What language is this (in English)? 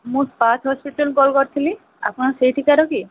Odia